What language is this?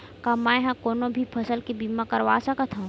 Chhattisgarhi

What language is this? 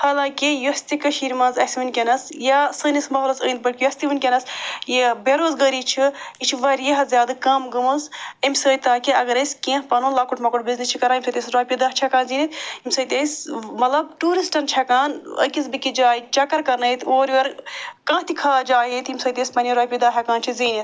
Kashmiri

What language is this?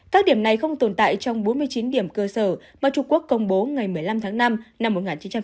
Vietnamese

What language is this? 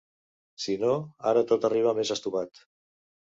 Catalan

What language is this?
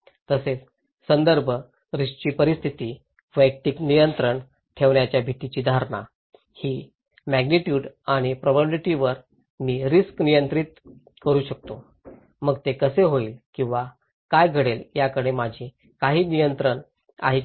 Marathi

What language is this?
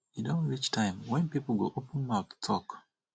Nigerian Pidgin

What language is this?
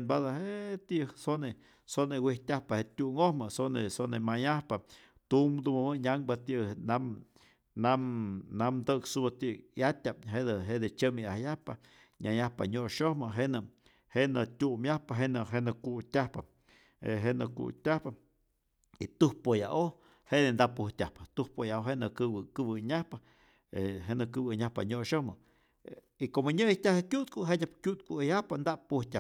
Rayón Zoque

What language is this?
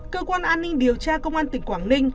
Vietnamese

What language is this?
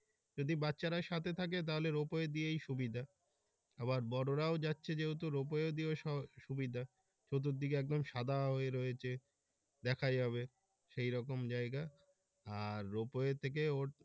Bangla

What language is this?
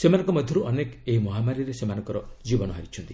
Odia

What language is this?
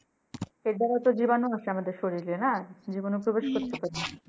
Bangla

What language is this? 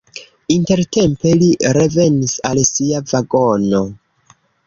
Esperanto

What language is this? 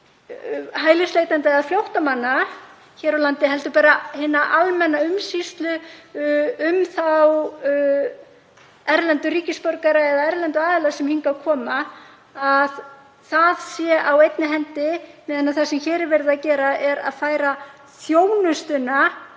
Icelandic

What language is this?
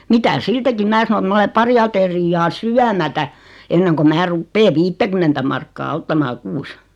Finnish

